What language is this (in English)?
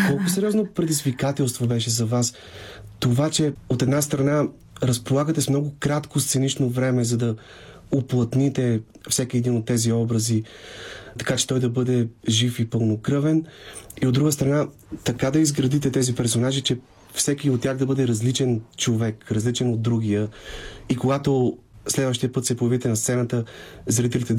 Bulgarian